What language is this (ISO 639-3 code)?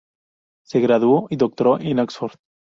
spa